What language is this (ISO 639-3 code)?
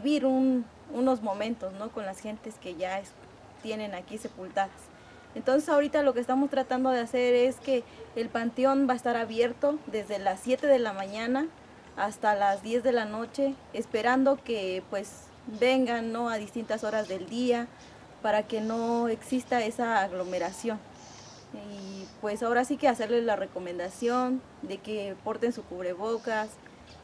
spa